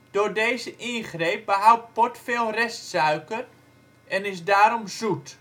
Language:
Dutch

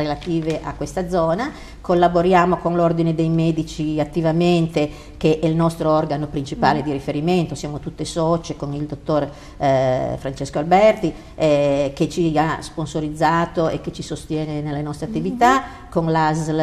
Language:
Italian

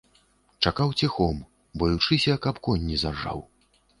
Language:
Belarusian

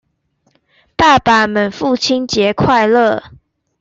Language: Chinese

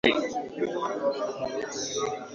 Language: Swahili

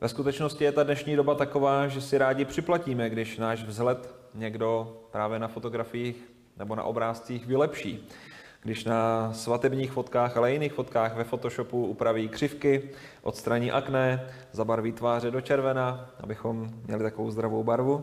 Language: Czech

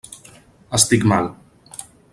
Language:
Catalan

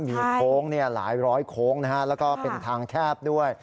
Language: Thai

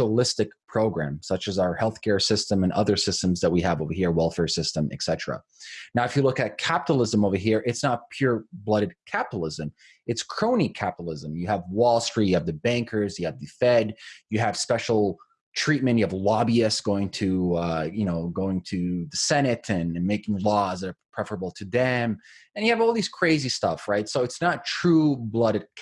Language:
English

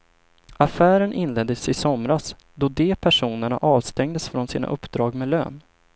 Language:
Swedish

